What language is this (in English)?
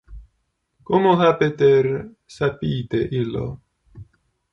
Interlingua